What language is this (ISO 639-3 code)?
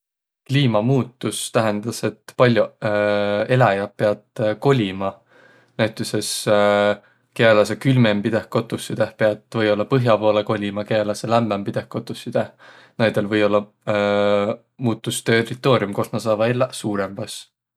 vro